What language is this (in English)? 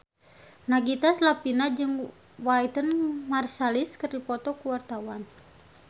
Sundanese